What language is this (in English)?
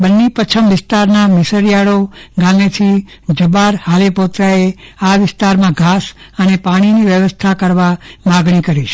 Gujarati